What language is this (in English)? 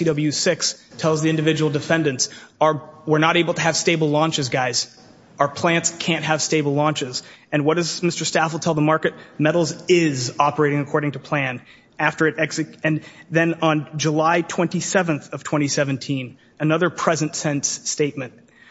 English